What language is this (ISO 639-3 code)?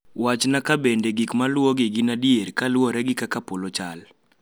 luo